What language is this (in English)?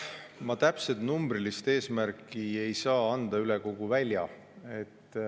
Estonian